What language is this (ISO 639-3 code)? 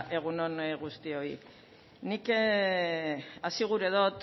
eus